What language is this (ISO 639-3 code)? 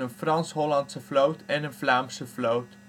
nld